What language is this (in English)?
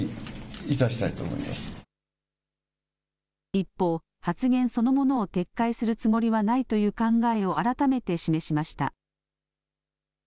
Japanese